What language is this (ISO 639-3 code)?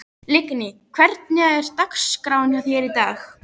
isl